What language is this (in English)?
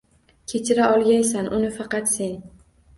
Uzbek